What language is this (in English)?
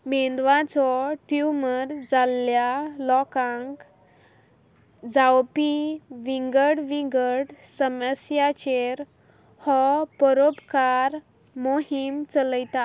Konkani